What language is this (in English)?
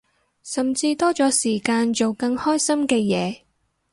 Cantonese